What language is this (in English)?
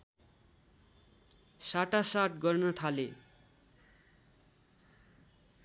Nepali